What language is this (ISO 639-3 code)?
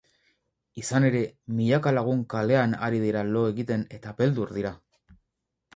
eus